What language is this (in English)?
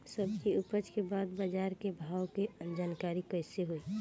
Bhojpuri